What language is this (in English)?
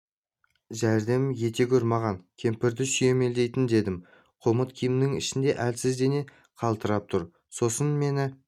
Kazakh